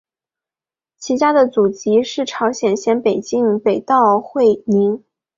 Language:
Chinese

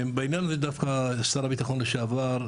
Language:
Hebrew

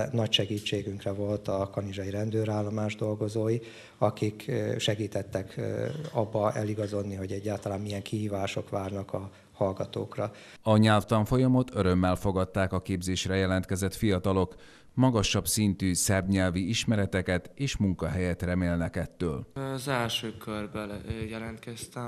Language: Hungarian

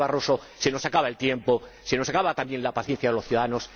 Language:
Spanish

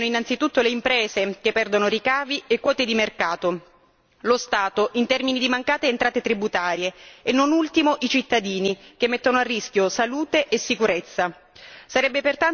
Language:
Italian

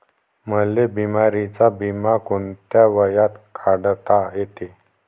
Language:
Marathi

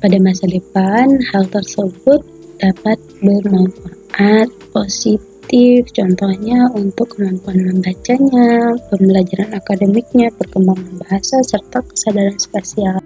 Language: Indonesian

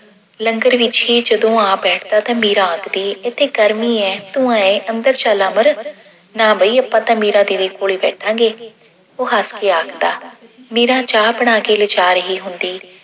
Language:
Punjabi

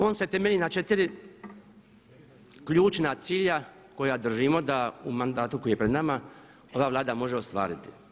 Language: Croatian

